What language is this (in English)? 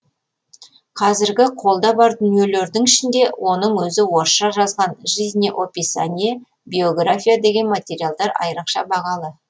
Kazakh